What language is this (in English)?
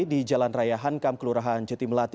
Indonesian